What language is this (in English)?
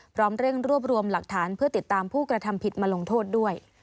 Thai